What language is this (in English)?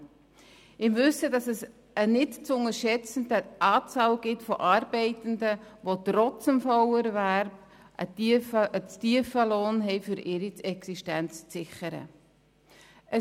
Swiss German